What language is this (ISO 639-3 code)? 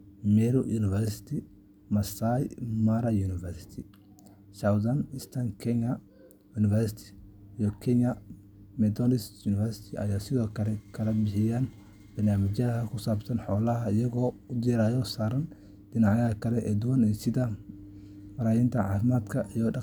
som